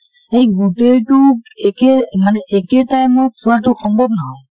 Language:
Assamese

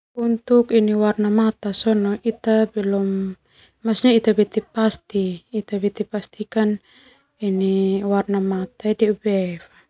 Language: Termanu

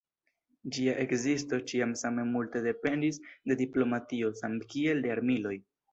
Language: Esperanto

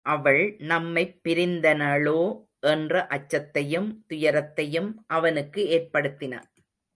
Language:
Tamil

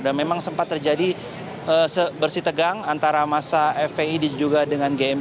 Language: Indonesian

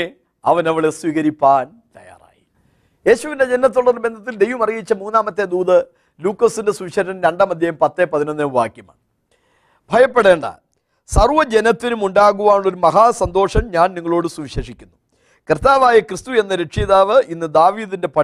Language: Malayalam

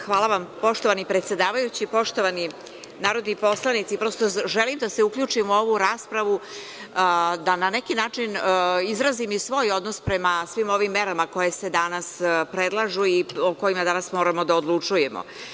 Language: Serbian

